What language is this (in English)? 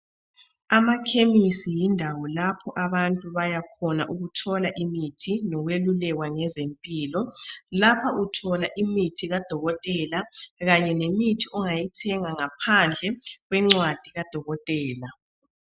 North Ndebele